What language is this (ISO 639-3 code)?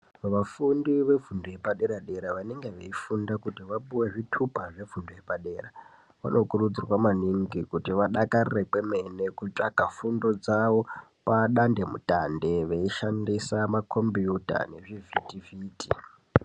ndc